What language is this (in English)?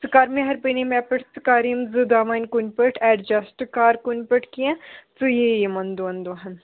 Kashmiri